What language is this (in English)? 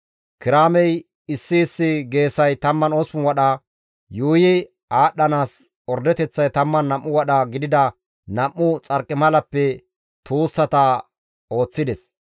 Gamo